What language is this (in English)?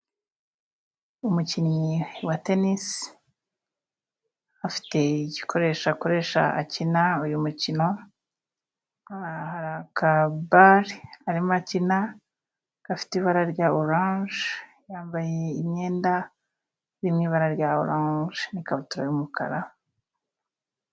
Kinyarwanda